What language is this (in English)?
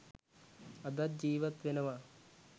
Sinhala